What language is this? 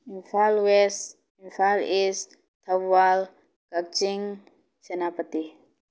Manipuri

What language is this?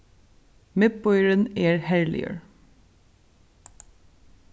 Faroese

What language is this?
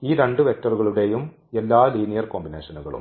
Malayalam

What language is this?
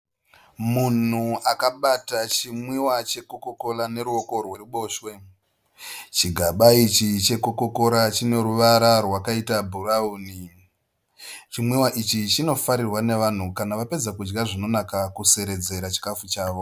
Shona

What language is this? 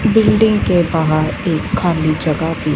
Hindi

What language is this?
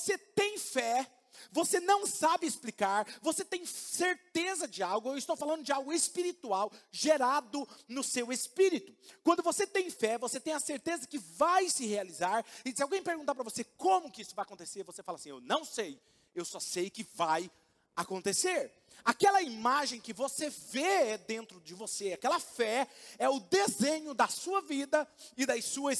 Portuguese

